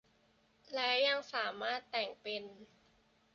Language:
Thai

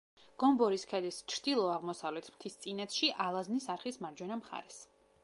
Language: Georgian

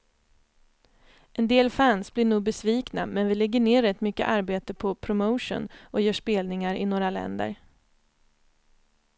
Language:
Swedish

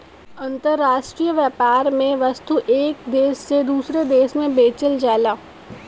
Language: Bhojpuri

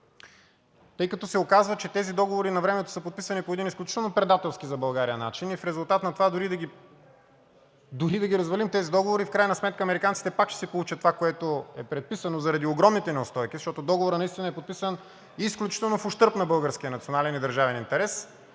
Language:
Bulgarian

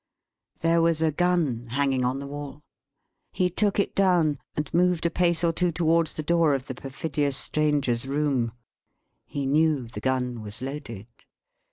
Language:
English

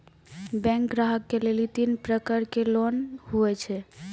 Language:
Maithili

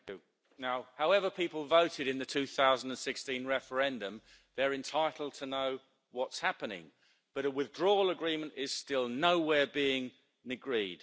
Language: English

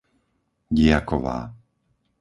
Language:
Slovak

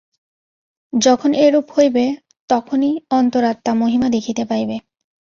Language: Bangla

